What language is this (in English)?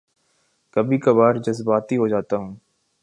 Urdu